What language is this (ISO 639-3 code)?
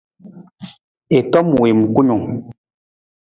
nmz